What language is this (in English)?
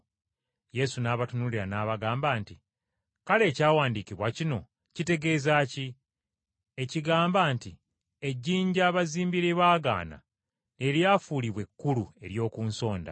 Ganda